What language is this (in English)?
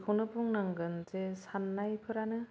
Bodo